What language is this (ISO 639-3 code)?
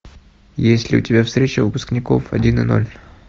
rus